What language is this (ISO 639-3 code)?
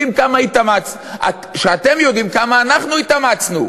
heb